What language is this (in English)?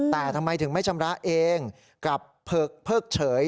Thai